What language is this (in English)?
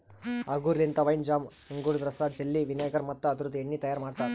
Kannada